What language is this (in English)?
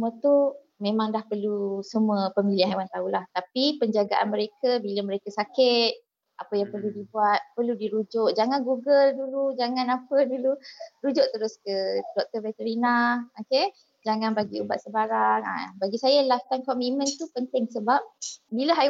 Malay